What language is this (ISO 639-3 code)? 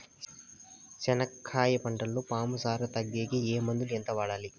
tel